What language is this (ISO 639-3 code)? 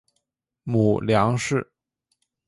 zho